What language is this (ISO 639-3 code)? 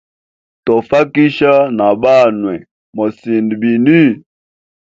hem